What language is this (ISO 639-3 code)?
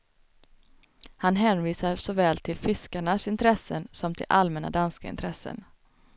swe